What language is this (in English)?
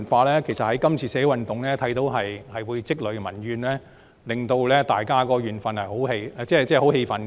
Cantonese